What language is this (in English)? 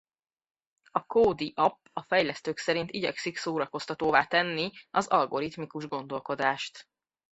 Hungarian